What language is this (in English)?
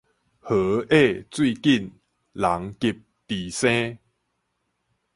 Min Nan Chinese